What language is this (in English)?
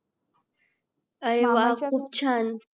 Marathi